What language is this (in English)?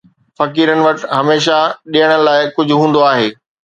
Sindhi